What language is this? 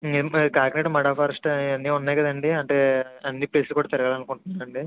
Telugu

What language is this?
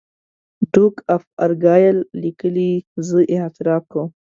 Pashto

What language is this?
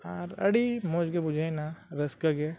Santali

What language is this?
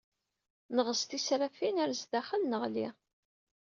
Kabyle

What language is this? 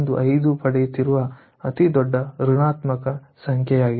Kannada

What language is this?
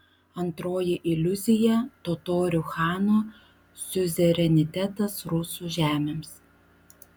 Lithuanian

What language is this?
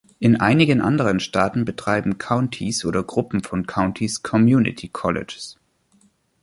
German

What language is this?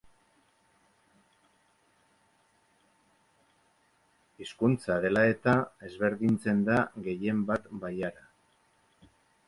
Basque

